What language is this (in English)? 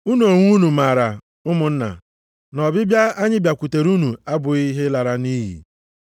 Igbo